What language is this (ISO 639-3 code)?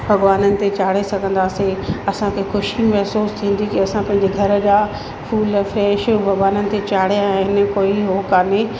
snd